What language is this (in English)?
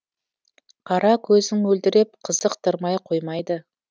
Kazakh